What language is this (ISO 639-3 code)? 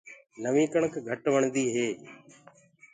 ggg